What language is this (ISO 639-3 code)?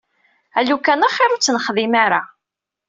kab